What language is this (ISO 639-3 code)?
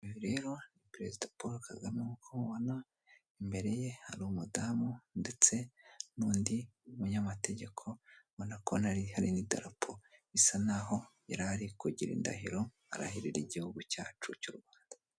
kin